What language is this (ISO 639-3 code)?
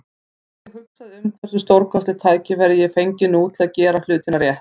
isl